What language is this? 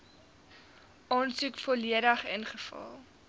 Afrikaans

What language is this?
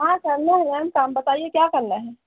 Hindi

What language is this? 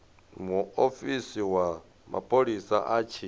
Venda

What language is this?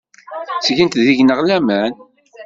Kabyle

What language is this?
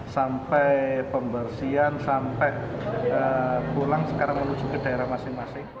Indonesian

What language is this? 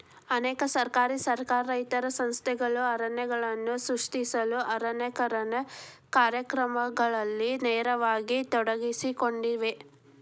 Kannada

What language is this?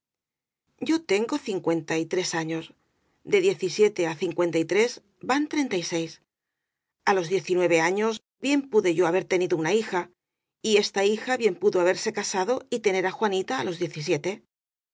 Spanish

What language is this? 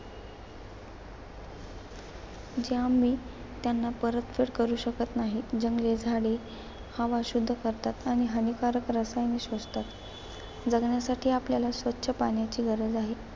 Marathi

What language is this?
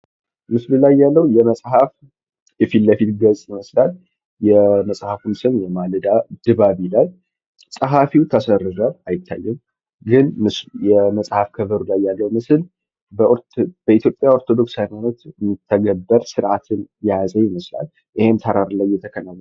Amharic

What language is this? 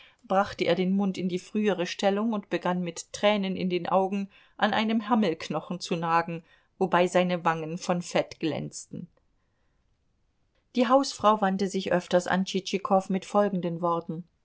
German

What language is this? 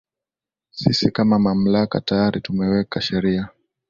Swahili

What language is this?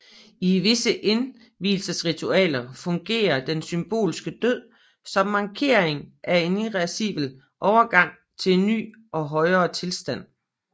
Danish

